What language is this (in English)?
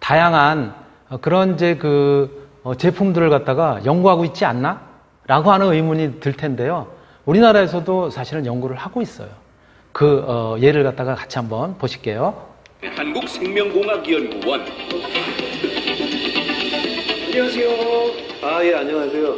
Korean